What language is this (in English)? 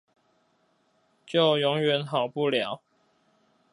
Chinese